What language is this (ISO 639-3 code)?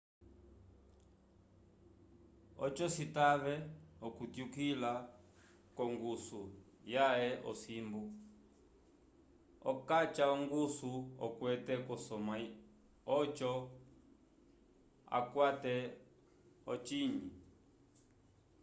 umb